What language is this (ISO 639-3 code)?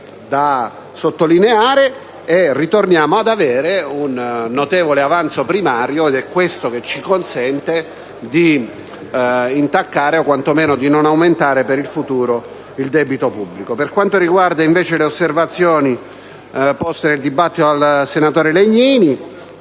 ita